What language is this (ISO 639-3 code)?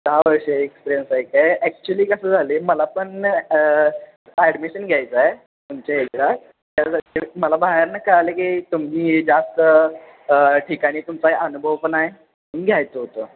mar